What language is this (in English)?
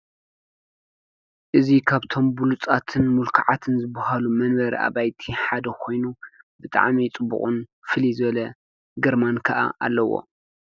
Tigrinya